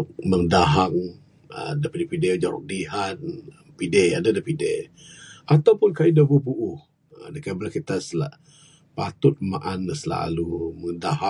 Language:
Bukar-Sadung Bidayuh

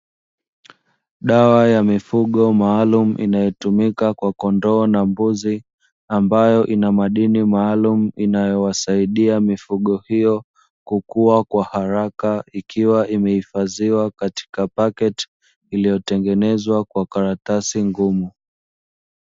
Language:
Swahili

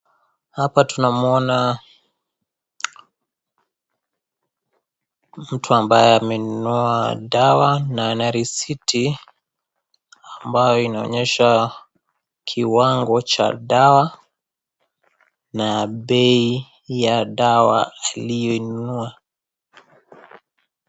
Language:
Swahili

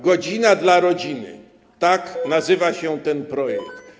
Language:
Polish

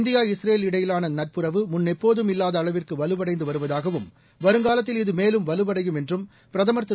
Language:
Tamil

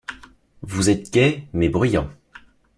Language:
French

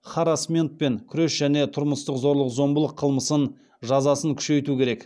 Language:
Kazakh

